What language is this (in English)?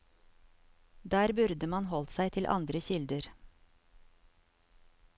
Norwegian